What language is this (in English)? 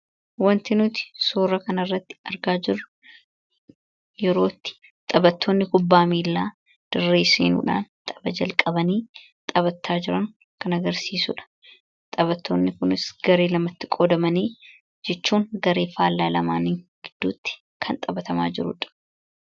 Oromo